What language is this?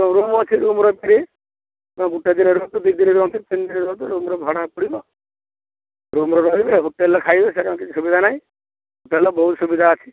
Odia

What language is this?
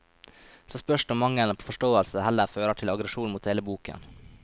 Norwegian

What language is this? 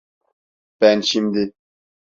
Turkish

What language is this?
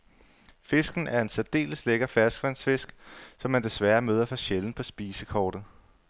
Danish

